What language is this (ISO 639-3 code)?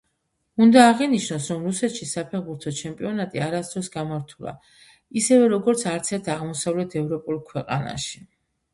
kat